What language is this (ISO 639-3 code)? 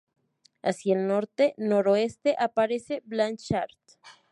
spa